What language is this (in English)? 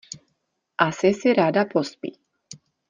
Czech